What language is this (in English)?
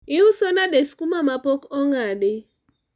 Luo (Kenya and Tanzania)